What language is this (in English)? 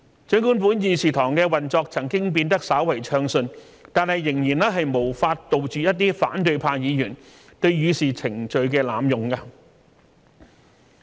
Cantonese